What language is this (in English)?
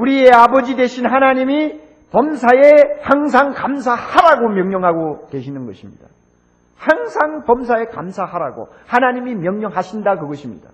Korean